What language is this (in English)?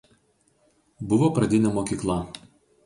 Lithuanian